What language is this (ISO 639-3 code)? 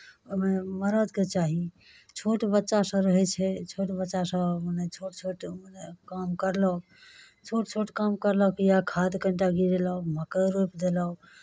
mai